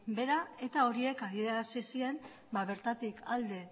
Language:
Basque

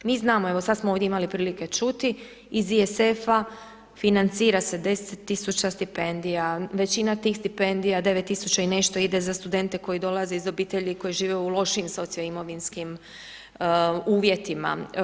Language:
Croatian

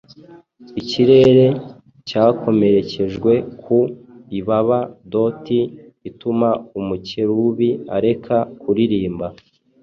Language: Kinyarwanda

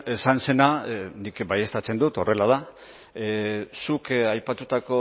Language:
Basque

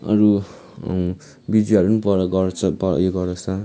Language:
Nepali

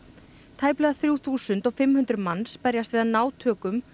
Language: Icelandic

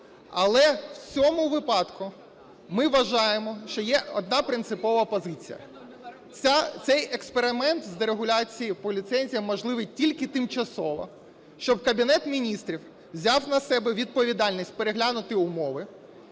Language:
Ukrainian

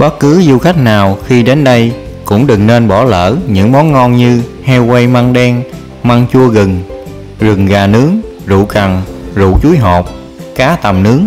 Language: Vietnamese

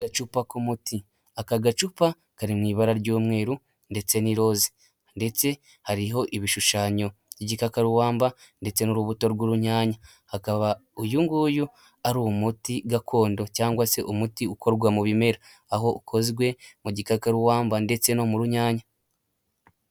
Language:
Kinyarwanda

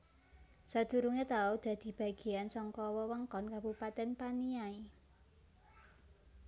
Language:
Javanese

